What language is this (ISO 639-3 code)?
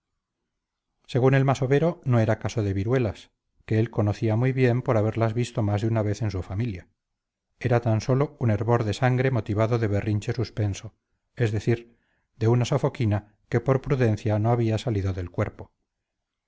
spa